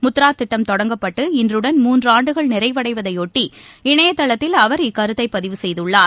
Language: Tamil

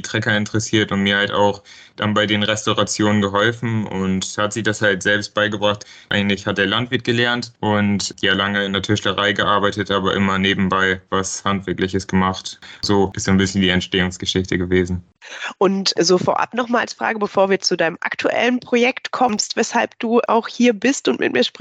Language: German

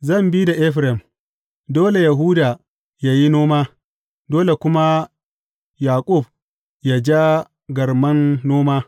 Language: Hausa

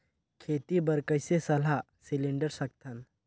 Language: Chhattisgarhi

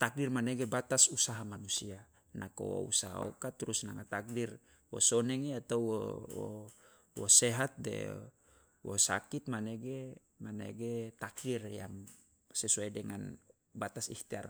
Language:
Loloda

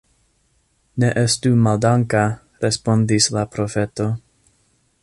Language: Esperanto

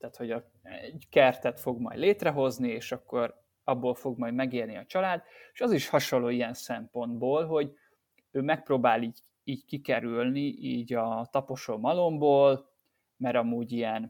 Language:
Hungarian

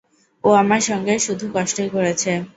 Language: Bangla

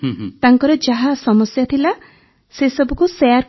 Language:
Odia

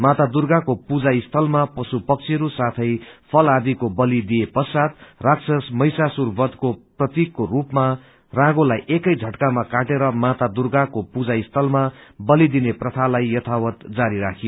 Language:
Nepali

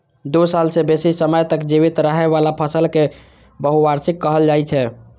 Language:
Maithili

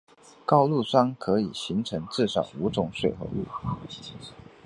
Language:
Chinese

